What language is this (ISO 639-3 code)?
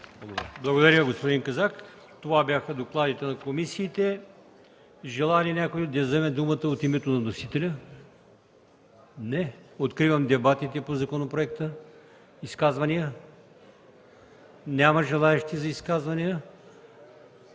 bul